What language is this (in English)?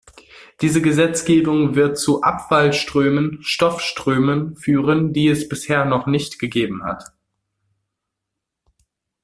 German